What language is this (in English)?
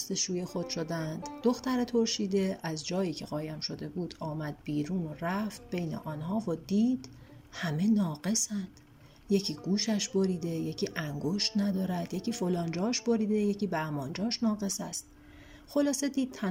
Persian